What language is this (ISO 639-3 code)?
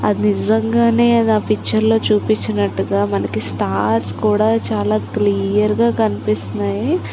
tel